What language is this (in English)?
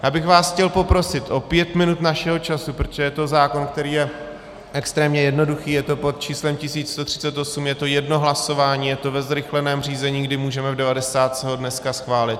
Czech